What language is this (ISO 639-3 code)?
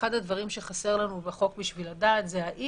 heb